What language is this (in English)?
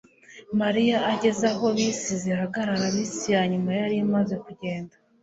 Kinyarwanda